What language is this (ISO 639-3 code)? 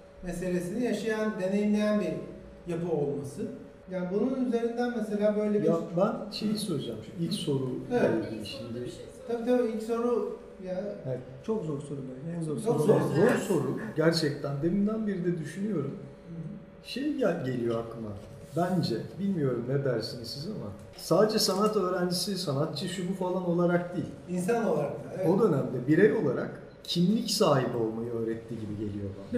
tur